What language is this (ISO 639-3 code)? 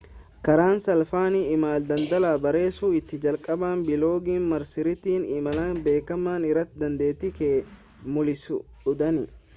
orm